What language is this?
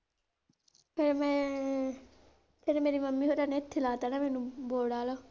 Punjabi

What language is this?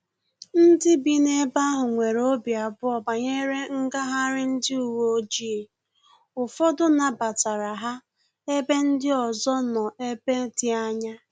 Igbo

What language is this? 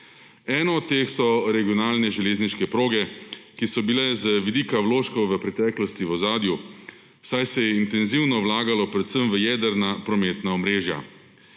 Slovenian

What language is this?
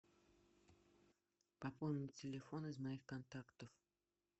Russian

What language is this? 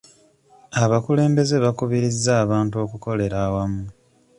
Ganda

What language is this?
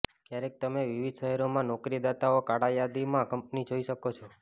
Gujarati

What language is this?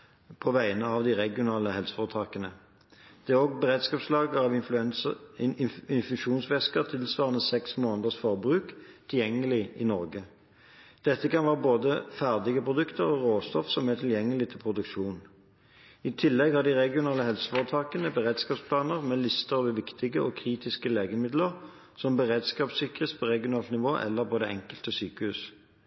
Norwegian Bokmål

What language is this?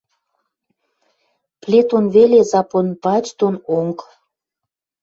Western Mari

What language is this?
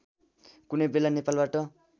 Nepali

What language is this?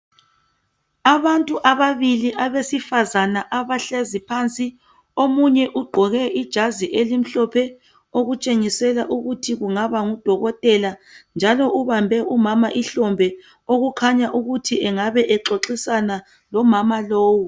North Ndebele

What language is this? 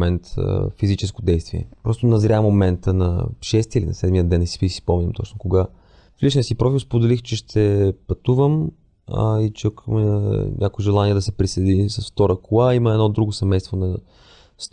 Bulgarian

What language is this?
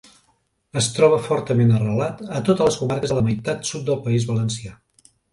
Catalan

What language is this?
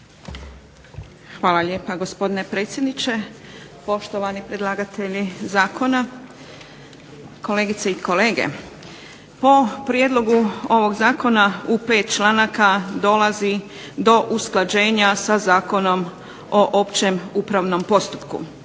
Croatian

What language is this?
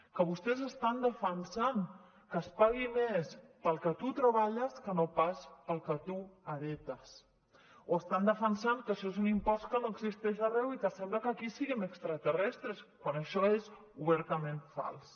Catalan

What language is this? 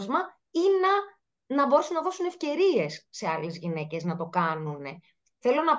Greek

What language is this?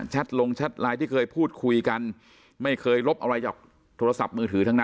Thai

